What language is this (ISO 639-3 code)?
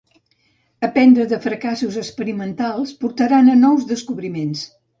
cat